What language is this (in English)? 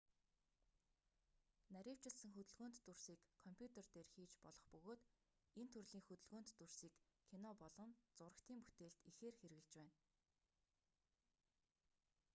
Mongolian